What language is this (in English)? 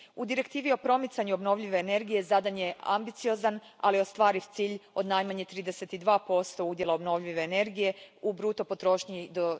Croatian